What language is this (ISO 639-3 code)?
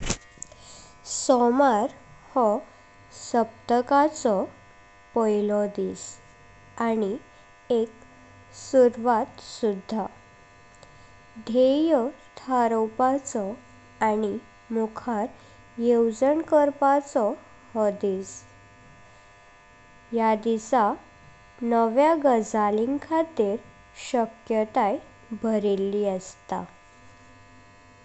kok